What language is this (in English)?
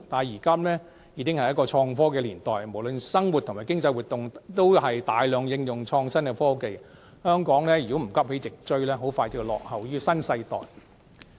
Cantonese